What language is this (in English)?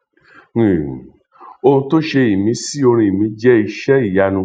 Yoruba